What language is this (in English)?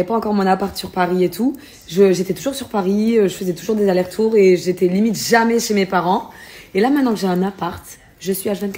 French